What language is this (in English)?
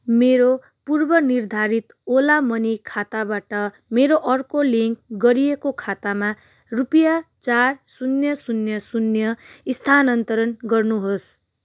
Nepali